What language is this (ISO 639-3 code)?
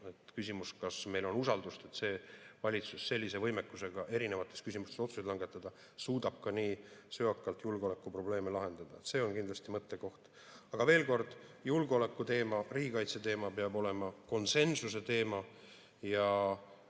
est